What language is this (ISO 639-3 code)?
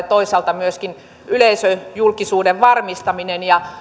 fin